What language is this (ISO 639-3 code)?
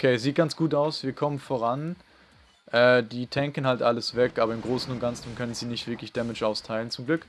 deu